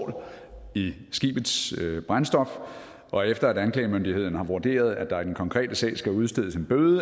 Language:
Danish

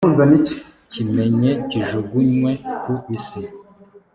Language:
Kinyarwanda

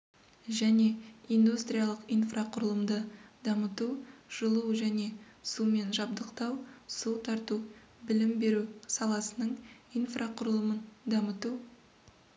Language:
Kazakh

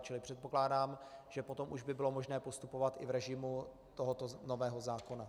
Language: Czech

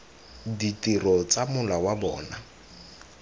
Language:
Tswana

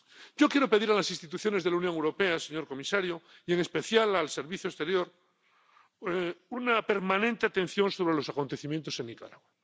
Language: Spanish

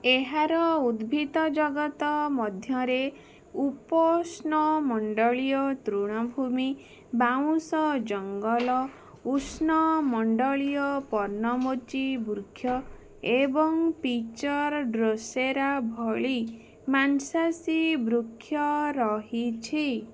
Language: Odia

